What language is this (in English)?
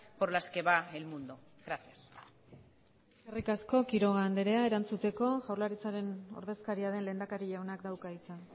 Basque